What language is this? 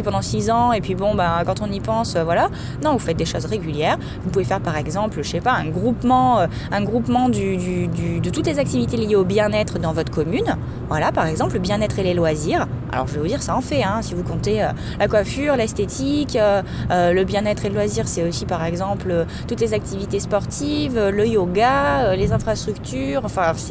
French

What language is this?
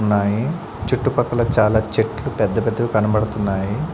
Telugu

